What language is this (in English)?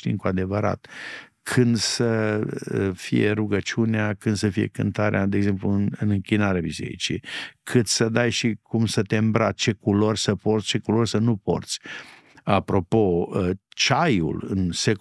Romanian